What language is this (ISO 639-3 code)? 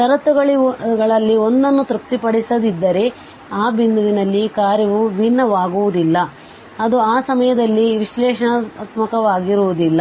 kan